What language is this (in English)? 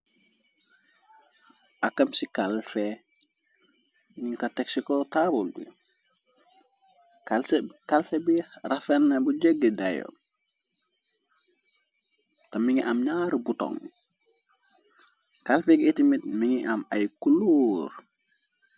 Wolof